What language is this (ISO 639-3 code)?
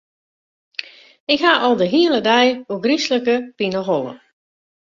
fry